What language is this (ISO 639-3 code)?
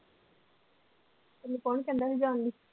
pan